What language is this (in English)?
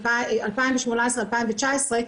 Hebrew